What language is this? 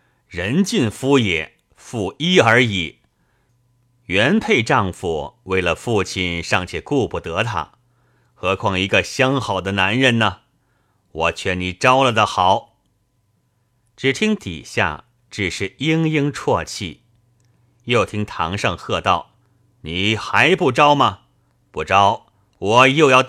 Chinese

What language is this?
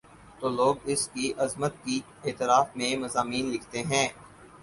Urdu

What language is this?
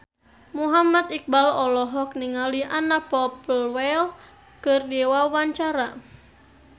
Sundanese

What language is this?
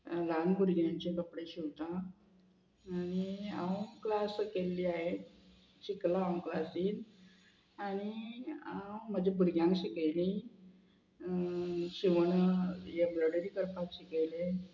Konkani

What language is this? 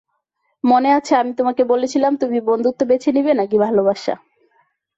Bangla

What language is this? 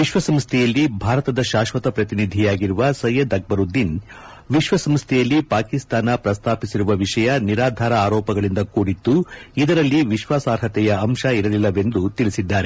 Kannada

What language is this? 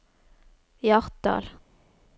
Norwegian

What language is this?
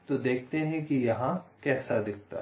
Hindi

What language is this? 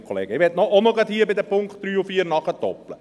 Swiss German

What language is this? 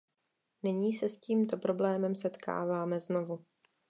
Czech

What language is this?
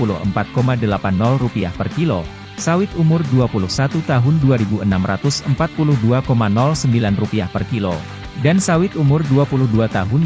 Indonesian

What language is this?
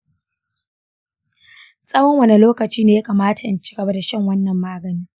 Hausa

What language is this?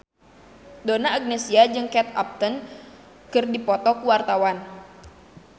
Sundanese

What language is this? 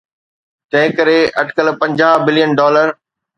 Sindhi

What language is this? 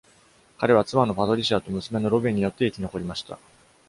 Japanese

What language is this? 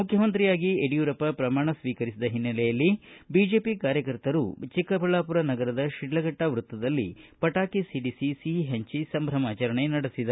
Kannada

